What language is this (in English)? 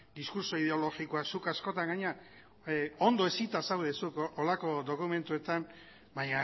Basque